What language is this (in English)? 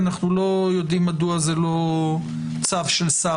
Hebrew